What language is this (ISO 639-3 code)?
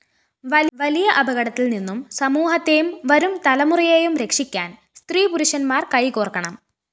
mal